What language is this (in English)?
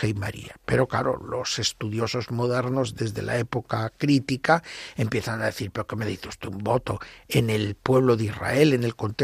Spanish